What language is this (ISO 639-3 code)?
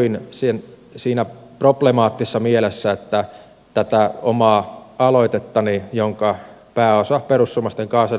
fin